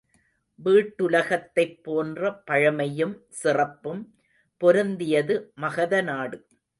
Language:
Tamil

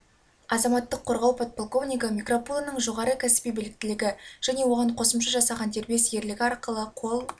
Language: Kazakh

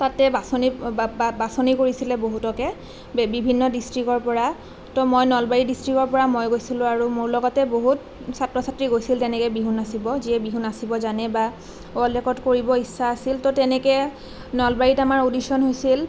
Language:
Assamese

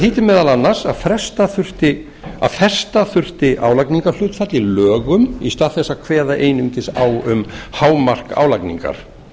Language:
Icelandic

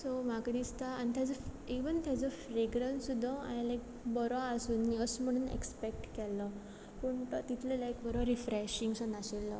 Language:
Konkani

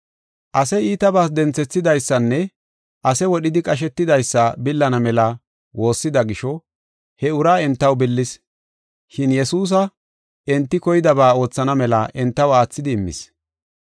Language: Gofa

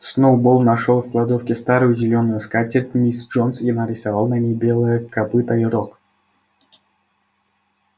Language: Russian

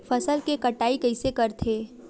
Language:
Chhattisgarhi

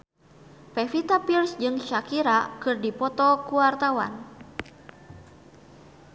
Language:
Sundanese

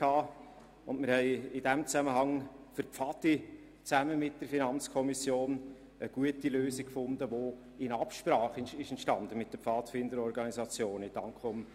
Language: Swiss German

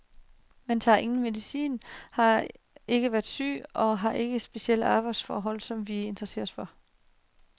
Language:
Danish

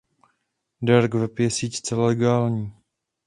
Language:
Czech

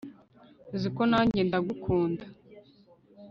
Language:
Kinyarwanda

